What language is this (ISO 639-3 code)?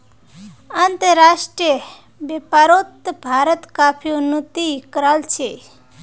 mag